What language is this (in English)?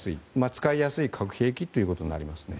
Japanese